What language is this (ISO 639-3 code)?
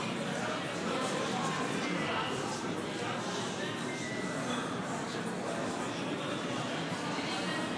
heb